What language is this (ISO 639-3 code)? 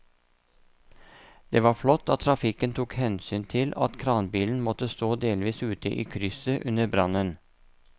nor